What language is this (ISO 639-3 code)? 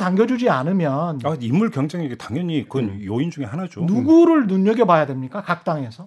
kor